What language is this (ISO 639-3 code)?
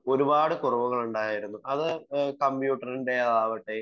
mal